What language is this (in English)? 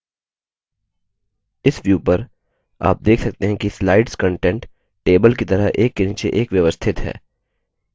Hindi